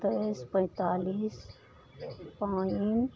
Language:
Maithili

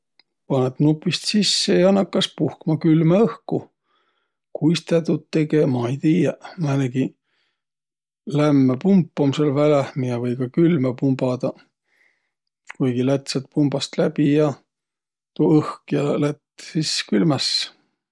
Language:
Võro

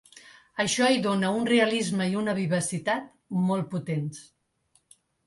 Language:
Catalan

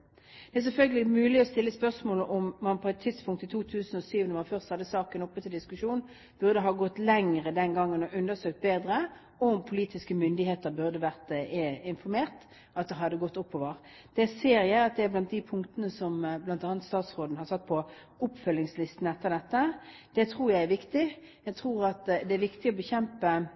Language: Norwegian Bokmål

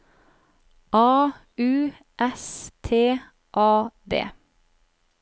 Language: Norwegian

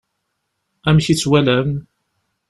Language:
Kabyle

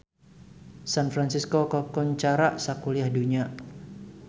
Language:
Sundanese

